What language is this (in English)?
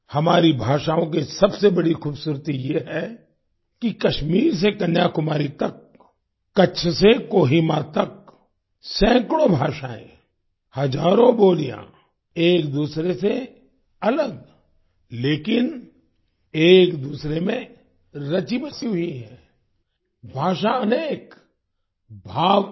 Hindi